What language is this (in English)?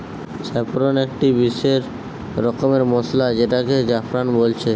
Bangla